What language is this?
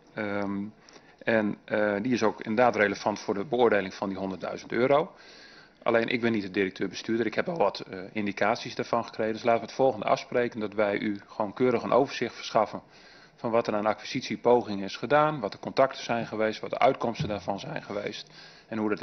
Dutch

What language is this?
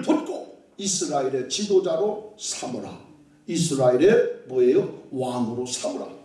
Korean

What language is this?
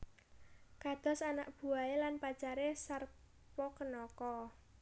Javanese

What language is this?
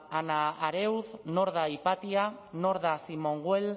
Basque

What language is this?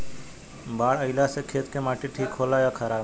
Bhojpuri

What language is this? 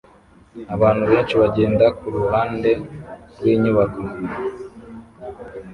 Kinyarwanda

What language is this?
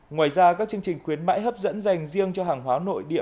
Vietnamese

